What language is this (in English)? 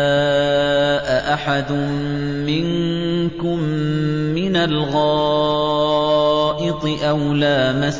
Arabic